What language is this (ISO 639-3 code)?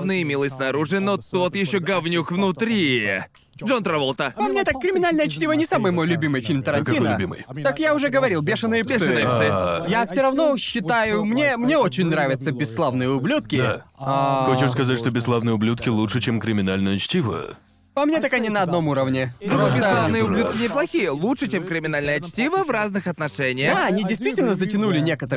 rus